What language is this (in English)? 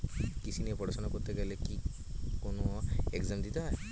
Bangla